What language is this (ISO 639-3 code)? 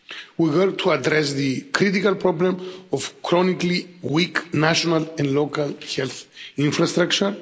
eng